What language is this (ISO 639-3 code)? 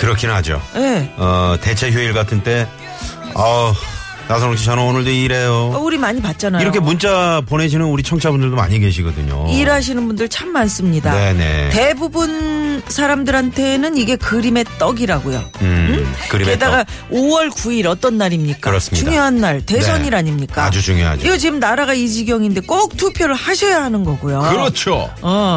kor